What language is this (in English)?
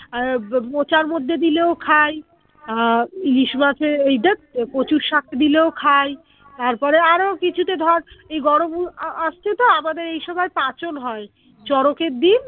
Bangla